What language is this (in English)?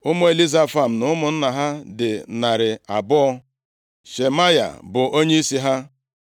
Igbo